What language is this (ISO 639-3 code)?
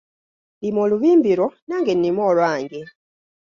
lug